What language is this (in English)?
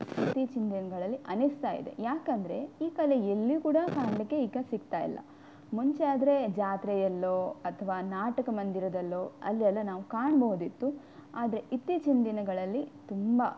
Kannada